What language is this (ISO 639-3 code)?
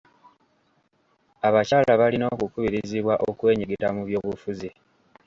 lug